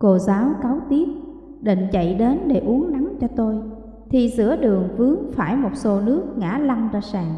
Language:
Vietnamese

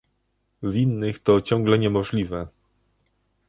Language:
Polish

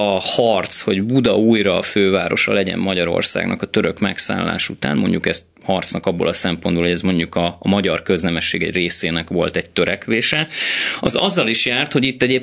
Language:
Hungarian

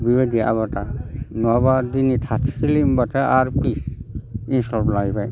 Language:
Bodo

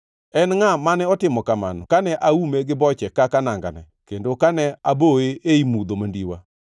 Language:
Luo (Kenya and Tanzania)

